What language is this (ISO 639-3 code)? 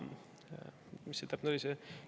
est